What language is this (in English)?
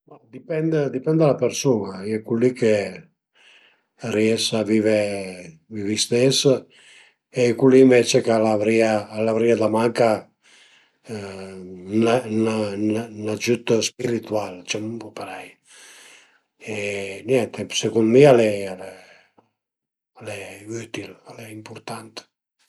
Piedmontese